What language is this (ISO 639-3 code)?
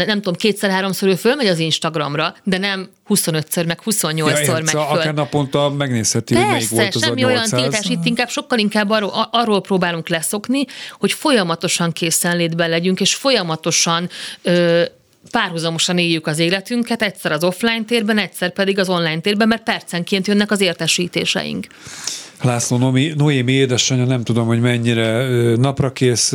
hun